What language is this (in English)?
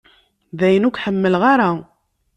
Kabyle